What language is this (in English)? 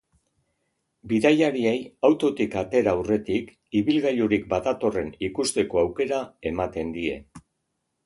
Basque